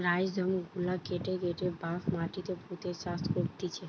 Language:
Bangla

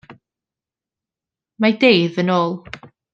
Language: Welsh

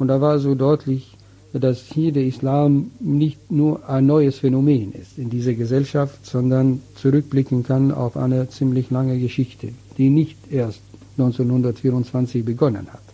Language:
German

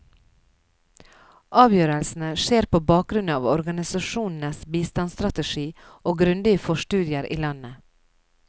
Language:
Norwegian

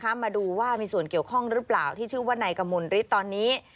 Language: Thai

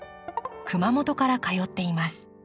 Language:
Japanese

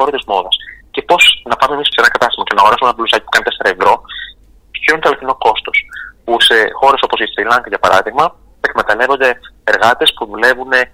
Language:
Greek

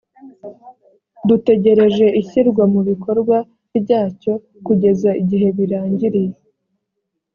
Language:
Kinyarwanda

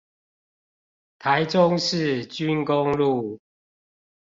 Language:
Chinese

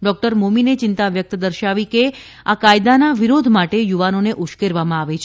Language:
Gujarati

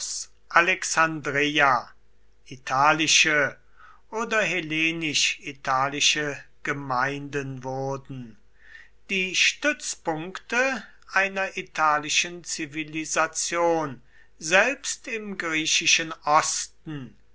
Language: German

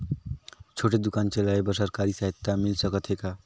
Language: Chhattisgarhi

